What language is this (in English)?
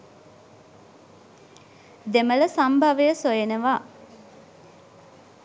Sinhala